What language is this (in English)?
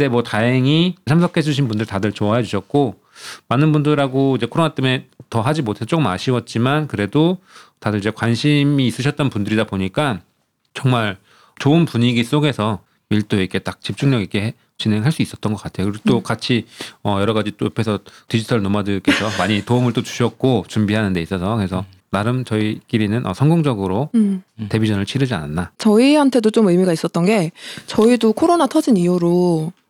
Korean